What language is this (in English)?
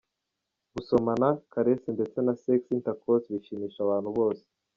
Kinyarwanda